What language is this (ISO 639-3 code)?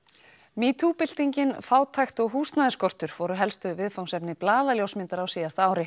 isl